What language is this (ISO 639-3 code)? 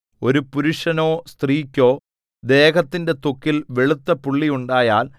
mal